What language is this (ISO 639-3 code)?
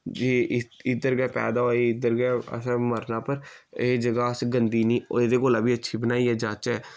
doi